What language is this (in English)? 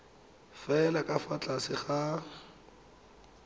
Tswana